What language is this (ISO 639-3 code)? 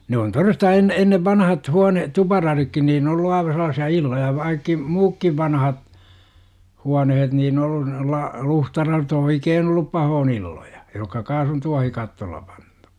fin